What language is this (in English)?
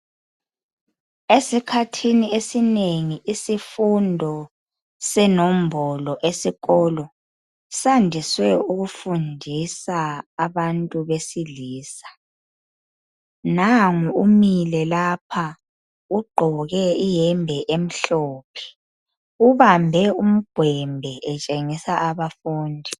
North Ndebele